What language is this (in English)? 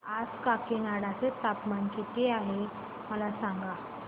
Marathi